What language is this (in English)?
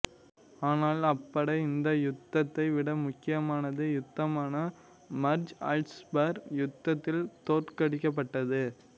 Tamil